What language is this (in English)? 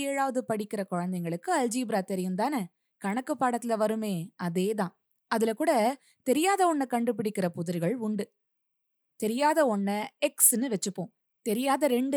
Tamil